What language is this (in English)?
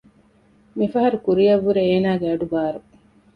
Divehi